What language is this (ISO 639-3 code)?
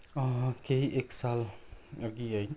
nep